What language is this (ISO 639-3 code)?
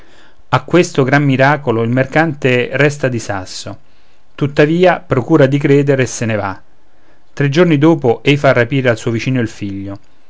ita